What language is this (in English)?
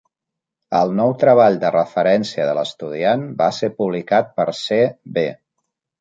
Catalan